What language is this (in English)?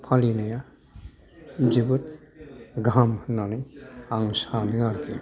Bodo